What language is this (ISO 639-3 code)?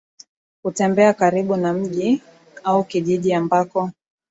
swa